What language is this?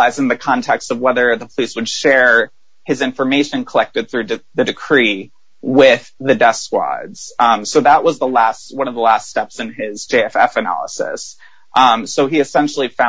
English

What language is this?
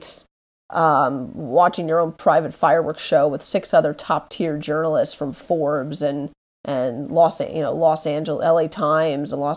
English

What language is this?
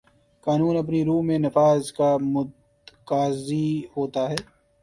Urdu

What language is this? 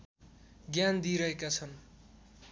Nepali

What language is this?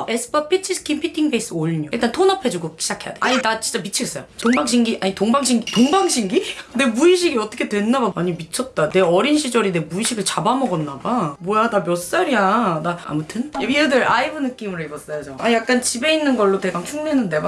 Korean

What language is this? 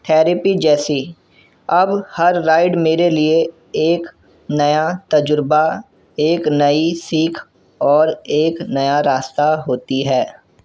Urdu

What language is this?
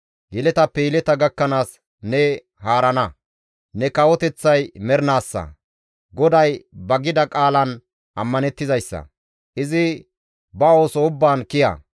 Gamo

